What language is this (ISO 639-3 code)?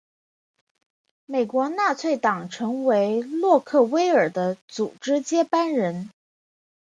zho